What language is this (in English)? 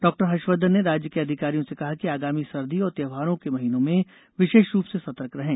Hindi